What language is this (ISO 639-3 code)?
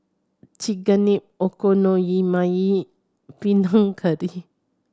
eng